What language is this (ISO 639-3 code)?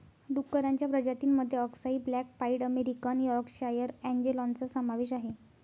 mar